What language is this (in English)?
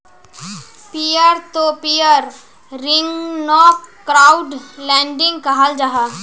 Magahi